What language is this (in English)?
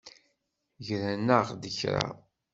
Kabyle